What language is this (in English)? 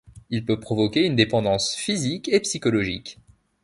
French